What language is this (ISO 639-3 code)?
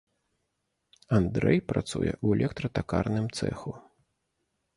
bel